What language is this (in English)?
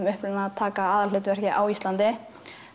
Icelandic